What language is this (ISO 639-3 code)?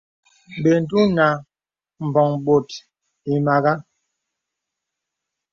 beb